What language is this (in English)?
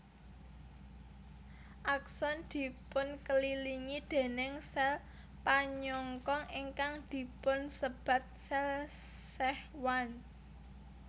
Javanese